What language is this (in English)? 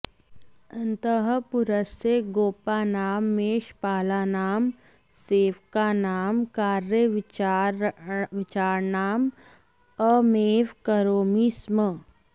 Sanskrit